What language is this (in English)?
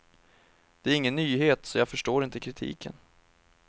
Swedish